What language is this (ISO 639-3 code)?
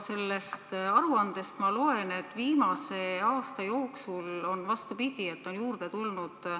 est